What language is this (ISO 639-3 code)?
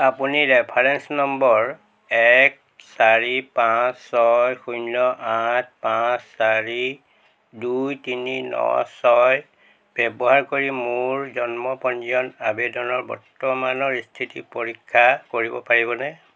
asm